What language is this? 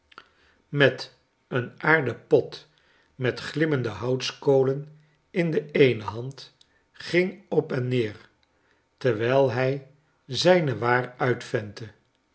Dutch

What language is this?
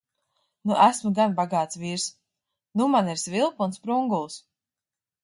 Latvian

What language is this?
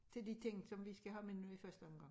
Danish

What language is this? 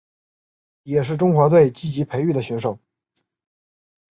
Chinese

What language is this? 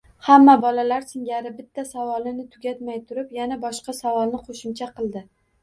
Uzbek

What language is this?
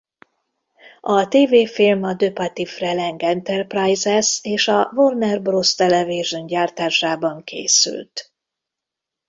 Hungarian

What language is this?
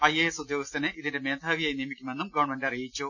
Malayalam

